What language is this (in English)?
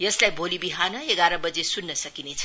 Nepali